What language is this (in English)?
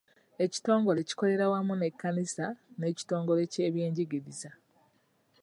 Ganda